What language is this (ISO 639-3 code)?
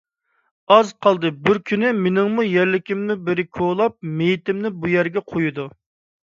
uig